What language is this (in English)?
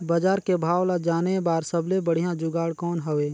Chhattisgarhi